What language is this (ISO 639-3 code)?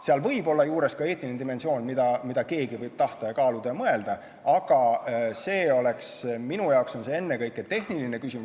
est